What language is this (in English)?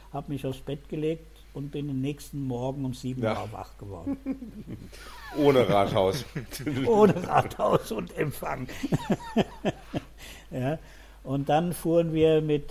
German